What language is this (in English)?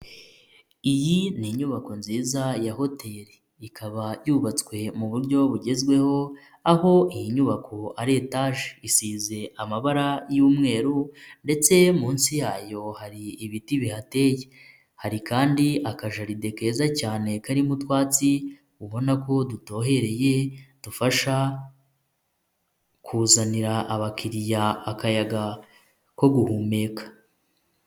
Kinyarwanda